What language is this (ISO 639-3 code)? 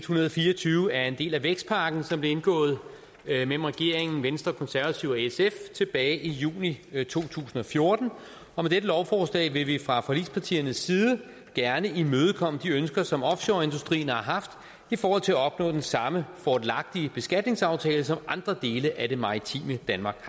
dan